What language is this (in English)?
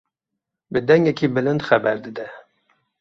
Kurdish